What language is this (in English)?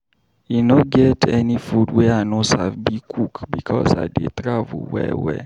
Nigerian Pidgin